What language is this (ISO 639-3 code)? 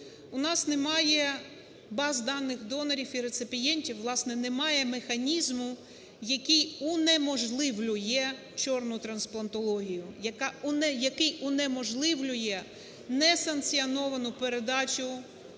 ukr